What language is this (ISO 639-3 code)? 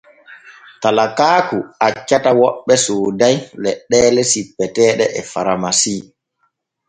fue